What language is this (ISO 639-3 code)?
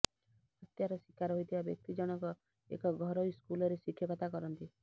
ori